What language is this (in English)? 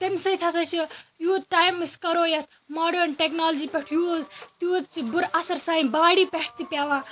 Kashmiri